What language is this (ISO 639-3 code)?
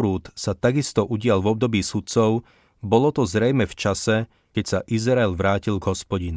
slk